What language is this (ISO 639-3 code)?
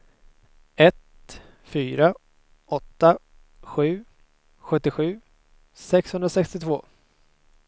swe